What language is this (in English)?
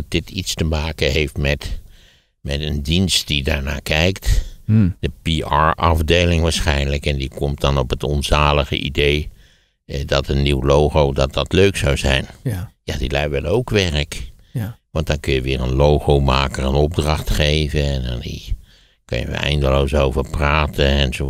Dutch